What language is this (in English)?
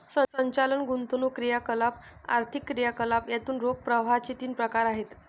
Marathi